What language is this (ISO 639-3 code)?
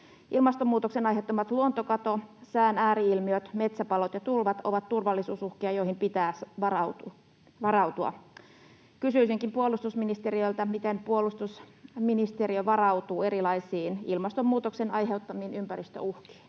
fin